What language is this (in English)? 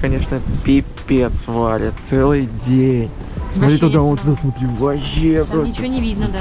Russian